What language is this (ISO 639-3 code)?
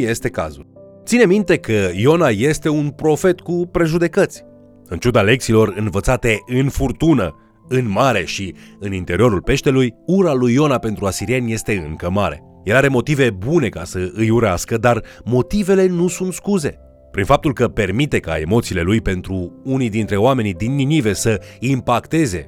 ron